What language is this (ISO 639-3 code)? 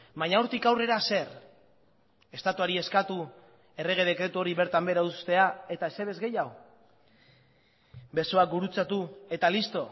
eus